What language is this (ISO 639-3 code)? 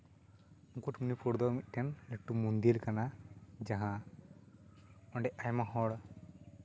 sat